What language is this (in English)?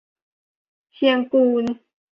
Thai